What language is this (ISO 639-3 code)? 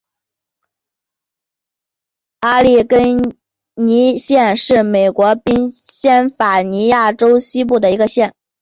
zho